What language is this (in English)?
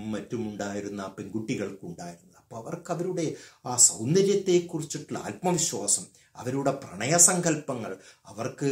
Turkish